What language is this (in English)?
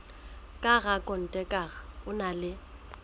Southern Sotho